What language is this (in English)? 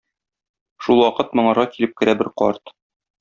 Tatar